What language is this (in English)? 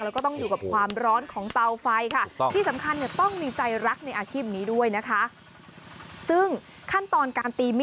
Thai